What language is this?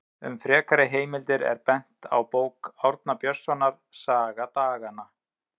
Icelandic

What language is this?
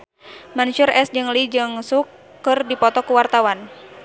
Sundanese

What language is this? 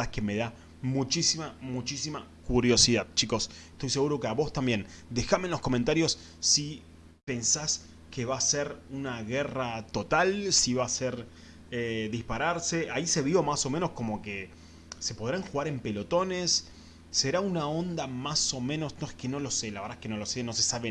Spanish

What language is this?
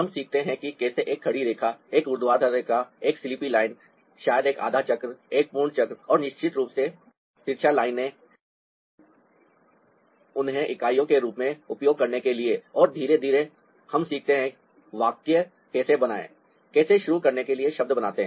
Hindi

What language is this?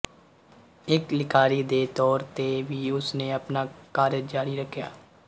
Punjabi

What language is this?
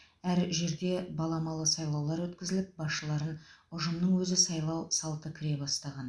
Kazakh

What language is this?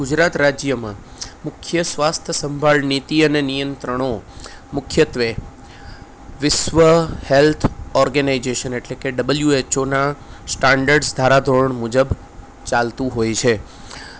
Gujarati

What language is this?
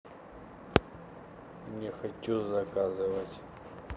Russian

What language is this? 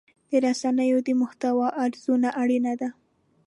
Pashto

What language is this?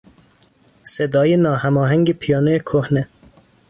Persian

